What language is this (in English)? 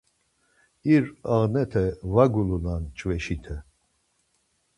Laz